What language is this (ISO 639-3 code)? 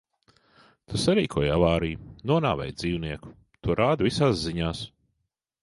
lav